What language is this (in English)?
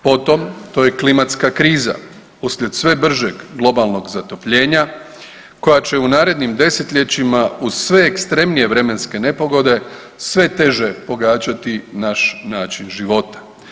Croatian